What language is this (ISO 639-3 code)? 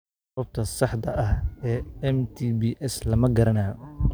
som